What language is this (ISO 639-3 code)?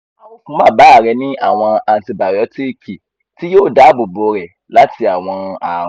yor